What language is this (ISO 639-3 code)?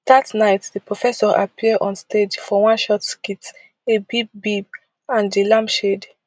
pcm